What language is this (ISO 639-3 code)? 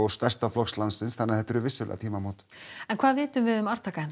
isl